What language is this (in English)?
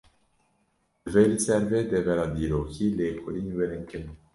Kurdish